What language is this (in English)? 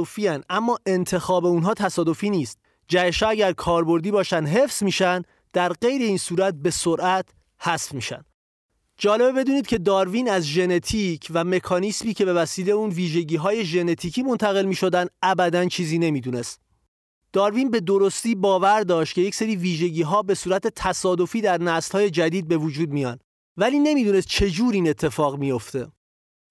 Persian